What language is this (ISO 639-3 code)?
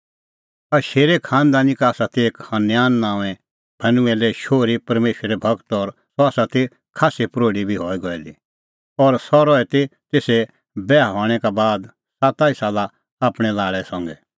kfx